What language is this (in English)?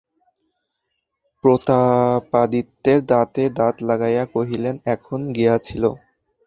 Bangla